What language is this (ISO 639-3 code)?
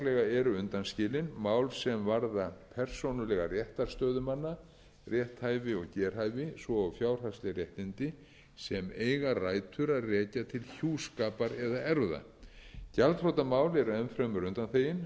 isl